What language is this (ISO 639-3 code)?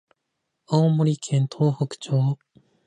jpn